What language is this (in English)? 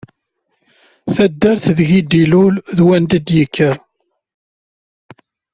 Kabyle